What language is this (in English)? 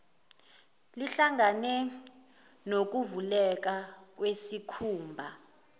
Zulu